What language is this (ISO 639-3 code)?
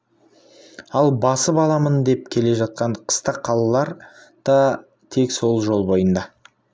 kaz